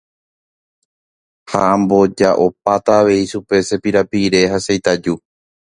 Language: Guarani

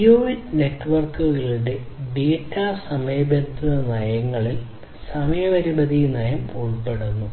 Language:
Malayalam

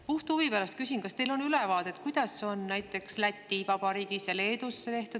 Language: Estonian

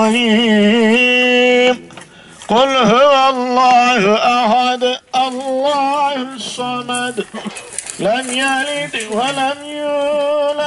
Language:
Turkish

